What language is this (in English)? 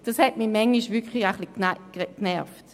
Swiss German